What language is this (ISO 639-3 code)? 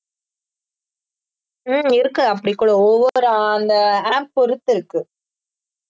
tam